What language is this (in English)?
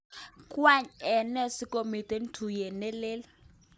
Kalenjin